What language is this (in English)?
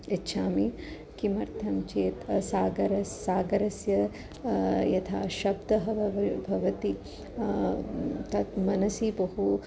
Sanskrit